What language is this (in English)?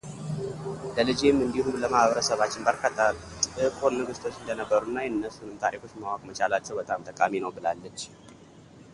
Amharic